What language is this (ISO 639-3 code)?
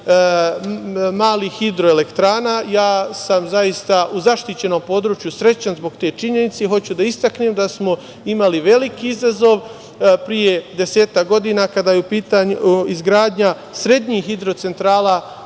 srp